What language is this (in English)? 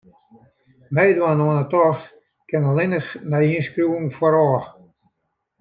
Western Frisian